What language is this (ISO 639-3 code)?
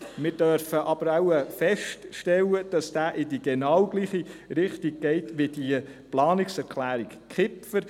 gsw